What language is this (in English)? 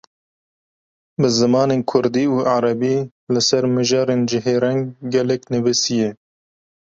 Kurdish